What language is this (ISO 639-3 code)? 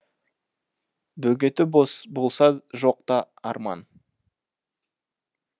kaz